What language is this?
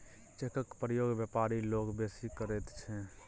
Maithili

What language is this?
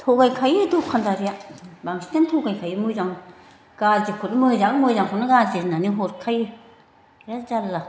Bodo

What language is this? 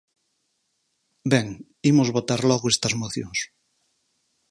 Galician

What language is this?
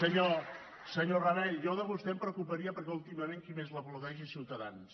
Catalan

